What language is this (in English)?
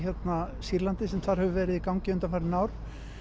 Icelandic